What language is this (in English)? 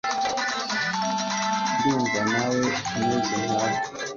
Kinyarwanda